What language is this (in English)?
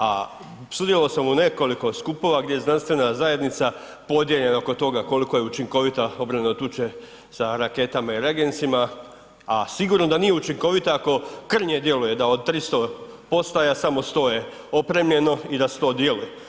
Croatian